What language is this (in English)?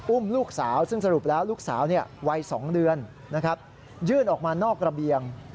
Thai